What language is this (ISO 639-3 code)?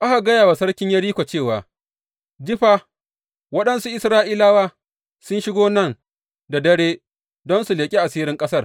hau